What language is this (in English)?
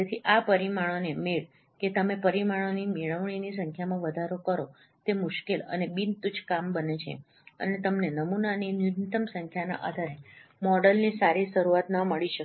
Gujarati